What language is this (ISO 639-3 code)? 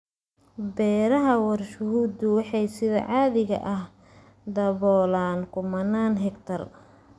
som